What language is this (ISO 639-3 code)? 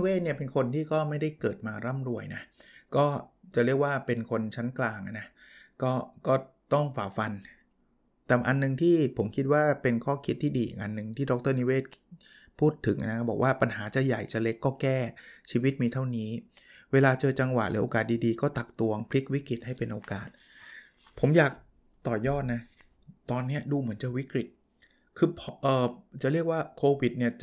tha